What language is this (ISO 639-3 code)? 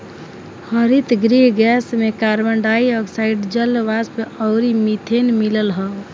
bho